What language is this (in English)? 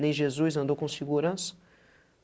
Portuguese